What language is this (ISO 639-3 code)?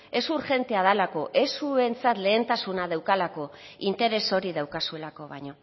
eus